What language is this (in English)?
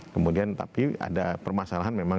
Indonesian